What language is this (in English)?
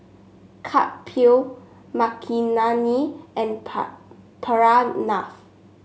English